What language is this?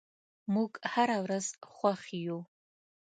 Pashto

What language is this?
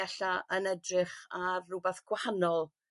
Welsh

